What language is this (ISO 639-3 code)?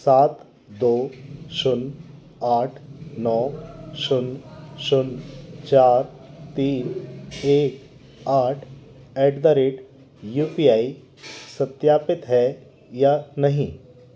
hin